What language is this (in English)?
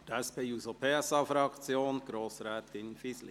Swiss German